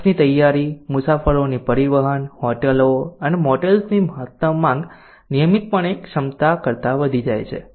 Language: Gujarati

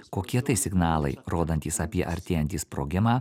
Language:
Lithuanian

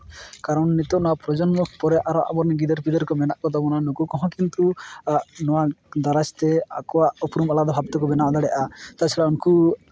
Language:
Santali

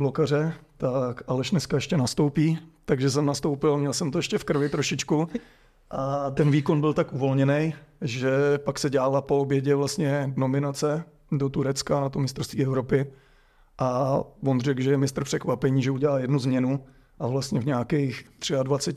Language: Czech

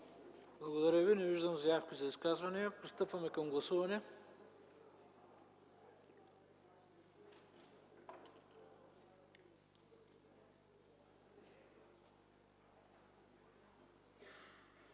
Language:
Bulgarian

